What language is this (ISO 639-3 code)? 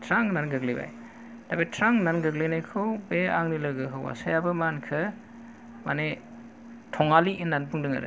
brx